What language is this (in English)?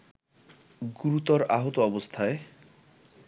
Bangla